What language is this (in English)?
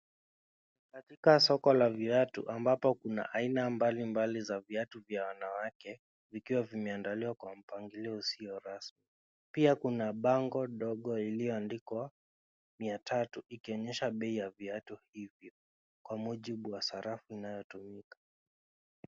Swahili